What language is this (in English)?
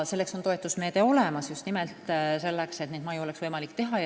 Estonian